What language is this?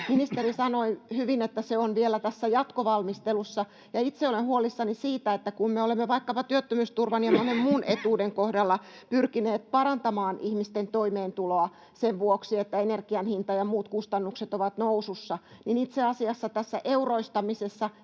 Finnish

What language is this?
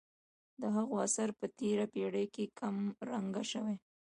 Pashto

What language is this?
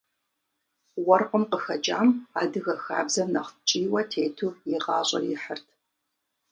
Kabardian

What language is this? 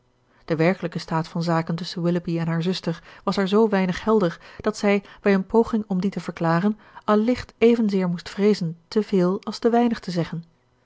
Dutch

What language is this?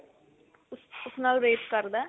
Punjabi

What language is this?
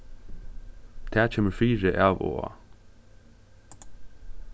Faroese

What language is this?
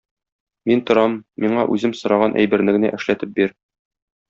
Tatar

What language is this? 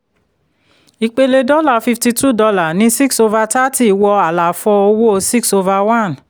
Yoruba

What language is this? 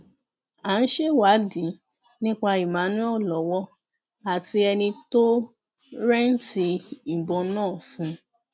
Yoruba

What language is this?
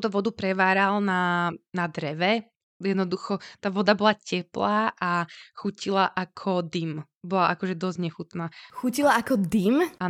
Slovak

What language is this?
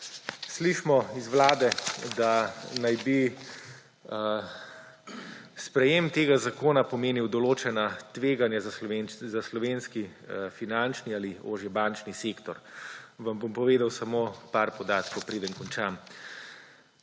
Slovenian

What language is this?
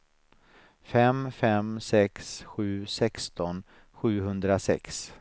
Swedish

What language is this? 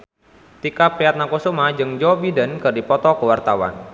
Sundanese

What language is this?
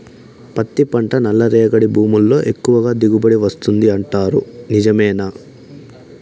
Telugu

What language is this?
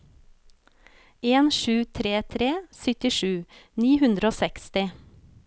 Norwegian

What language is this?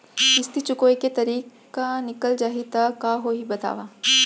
Chhattisgarhi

